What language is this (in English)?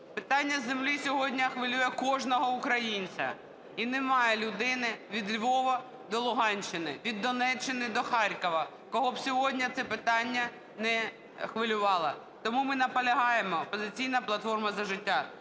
Ukrainian